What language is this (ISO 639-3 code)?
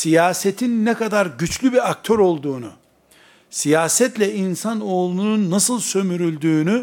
tur